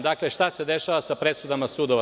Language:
Serbian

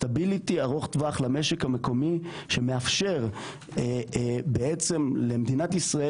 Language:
Hebrew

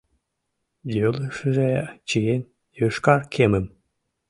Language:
Mari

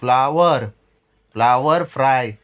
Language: Konkani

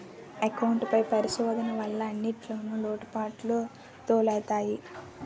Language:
Telugu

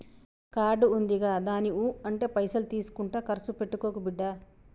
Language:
Telugu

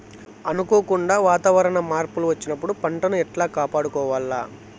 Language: Telugu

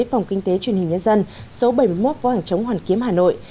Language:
Vietnamese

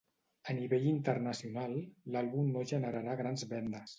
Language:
Catalan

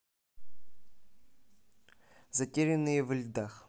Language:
Russian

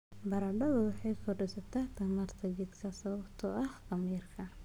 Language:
Somali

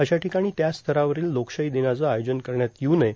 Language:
Marathi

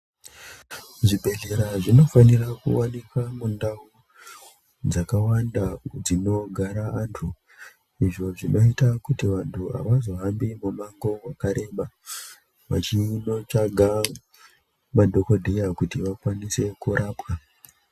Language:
Ndau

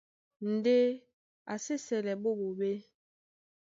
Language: Duala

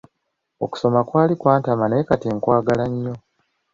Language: Ganda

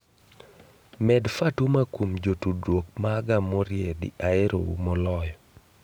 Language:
Luo (Kenya and Tanzania)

